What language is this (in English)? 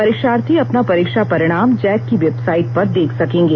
Hindi